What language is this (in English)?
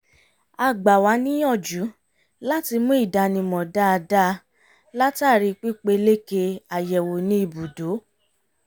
Yoruba